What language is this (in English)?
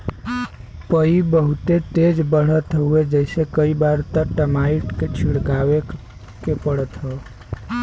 Bhojpuri